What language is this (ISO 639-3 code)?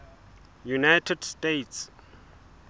sot